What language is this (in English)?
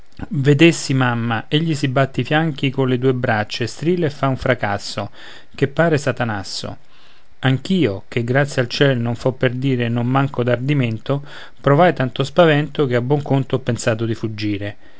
Italian